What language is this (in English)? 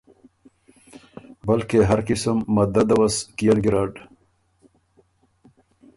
Ormuri